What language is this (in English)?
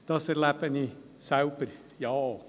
Swiss German